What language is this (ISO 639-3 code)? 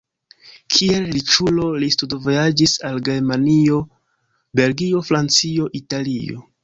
epo